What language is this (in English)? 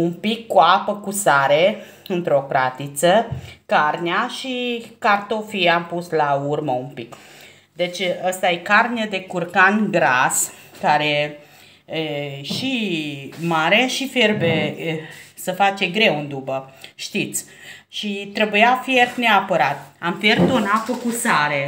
Romanian